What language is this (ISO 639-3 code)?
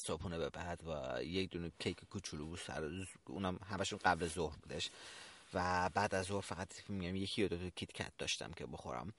fas